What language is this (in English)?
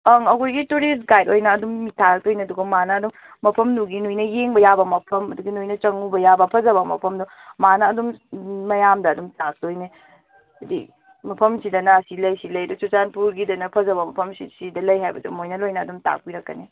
Manipuri